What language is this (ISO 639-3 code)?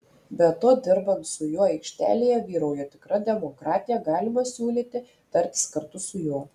lit